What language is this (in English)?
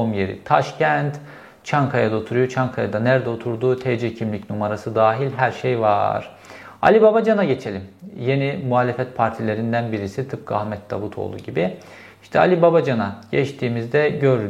Turkish